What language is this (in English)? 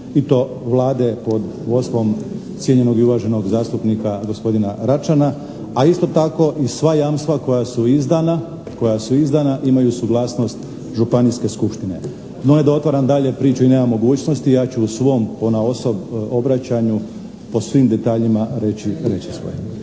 Croatian